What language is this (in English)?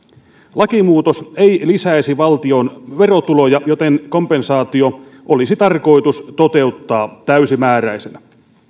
Finnish